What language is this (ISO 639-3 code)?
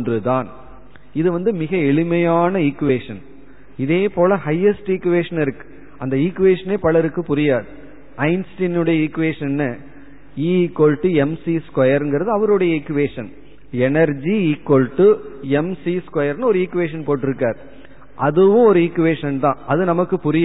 tam